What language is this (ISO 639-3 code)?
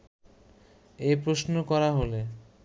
ben